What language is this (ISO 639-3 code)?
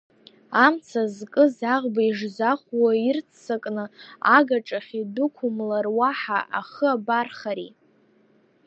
abk